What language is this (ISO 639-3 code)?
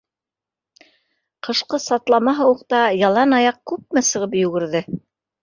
bak